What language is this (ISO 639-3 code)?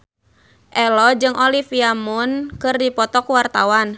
sun